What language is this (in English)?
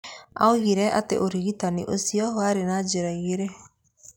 Kikuyu